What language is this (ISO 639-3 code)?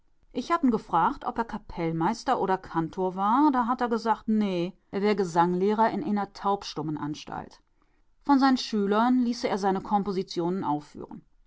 deu